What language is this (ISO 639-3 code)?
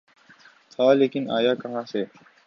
urd